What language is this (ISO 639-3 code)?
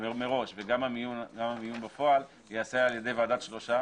heb